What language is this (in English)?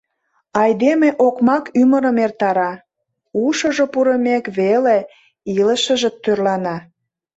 Mari